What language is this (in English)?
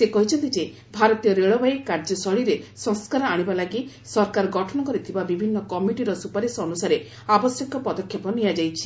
Odia